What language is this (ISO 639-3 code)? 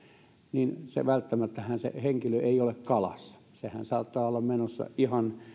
fin